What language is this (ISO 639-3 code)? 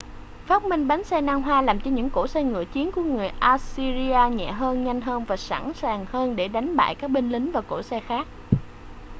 vie